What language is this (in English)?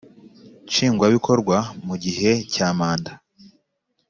Kinyarwanda